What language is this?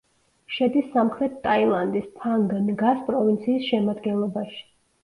Georgian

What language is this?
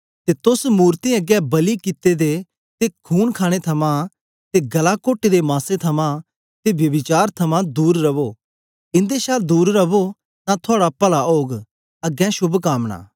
Dogri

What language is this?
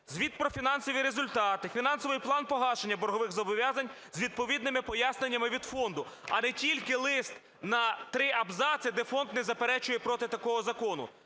Ukrainian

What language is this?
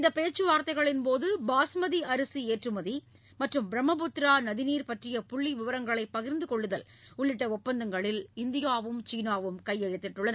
Tamil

